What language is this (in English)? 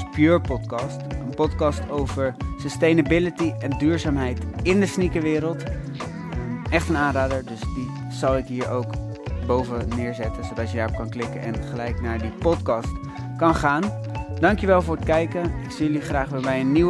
Dutch